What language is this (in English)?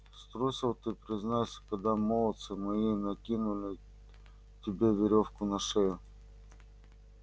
Russian